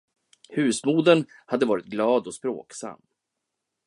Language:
Swedish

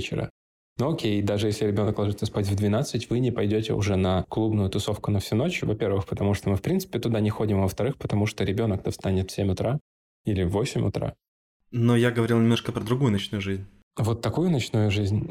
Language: Russian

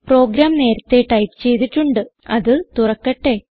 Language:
Malayalam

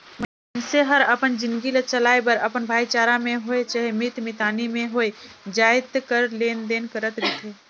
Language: Chhattisgarhi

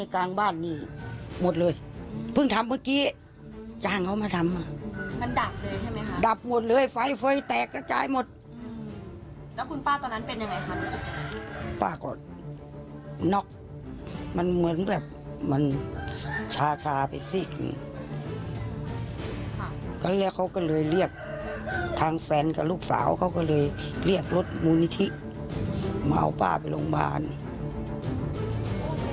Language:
Thai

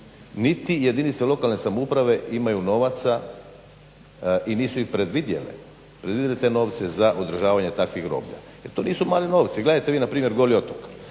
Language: Croatian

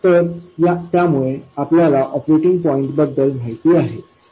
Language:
Marathi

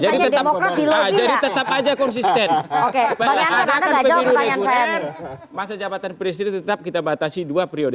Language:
Indonesian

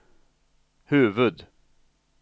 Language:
Swedish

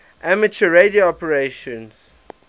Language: English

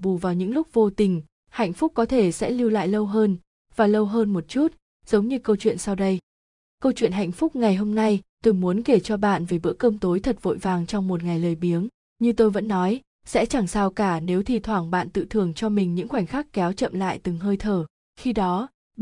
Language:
Vietnamese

